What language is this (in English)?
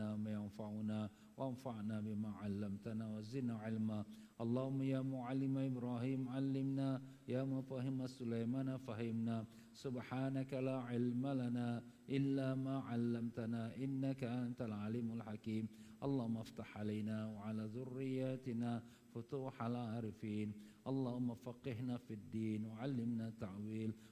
Malay